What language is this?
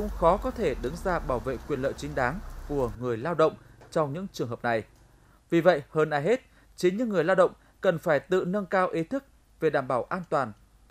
Vietnamese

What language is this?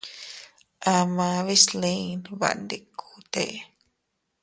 Teutila Cuicatec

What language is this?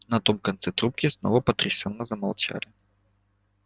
Russian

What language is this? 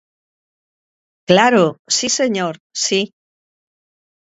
Galician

